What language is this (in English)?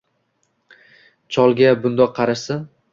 Uzbek